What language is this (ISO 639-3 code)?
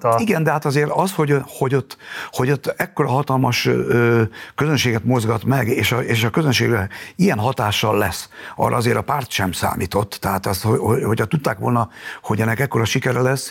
hun